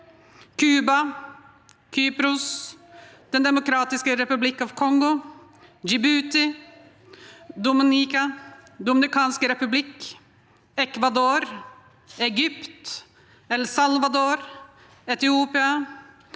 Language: Norwegian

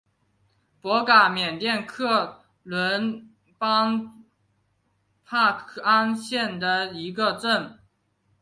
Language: Chinese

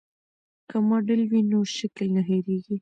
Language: Pashto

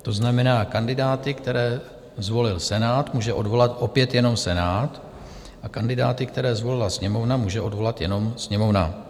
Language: Czech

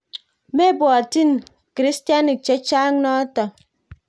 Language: Kalenjin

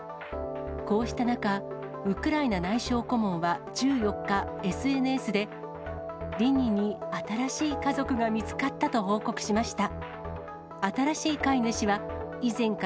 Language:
Japanese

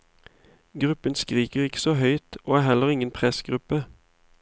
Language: Norwegian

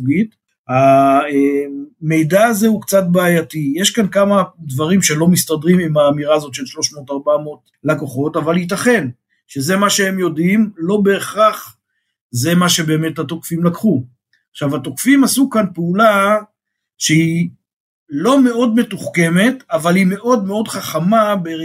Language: Hebrew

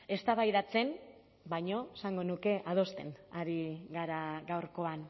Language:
Basque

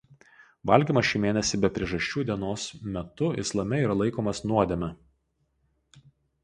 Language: Lithuanian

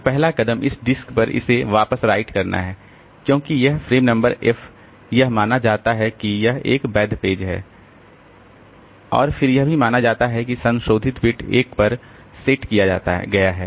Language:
Hindi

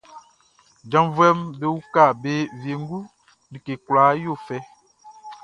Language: Baoulé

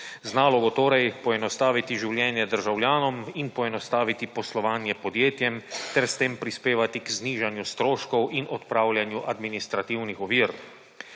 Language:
Slovenian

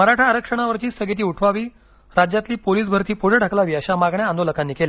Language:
Marathi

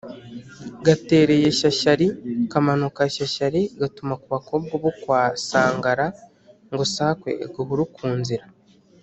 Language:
Kinyarwanda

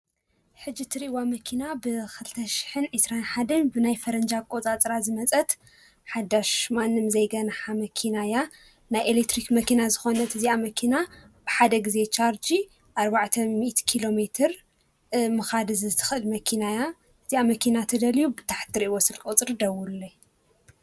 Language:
Tigrinya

